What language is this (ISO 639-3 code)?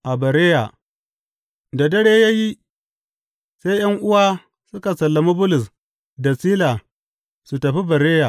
hau